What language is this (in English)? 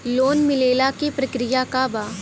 Bhojpuri